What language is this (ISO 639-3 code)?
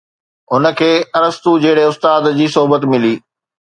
snd